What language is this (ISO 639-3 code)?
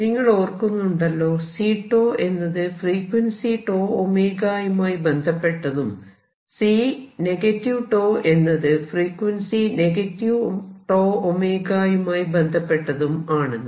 mal